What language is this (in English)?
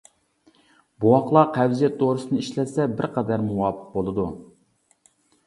Uyghur